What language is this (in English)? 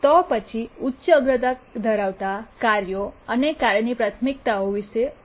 Gujarati